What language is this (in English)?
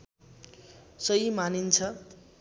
Nepali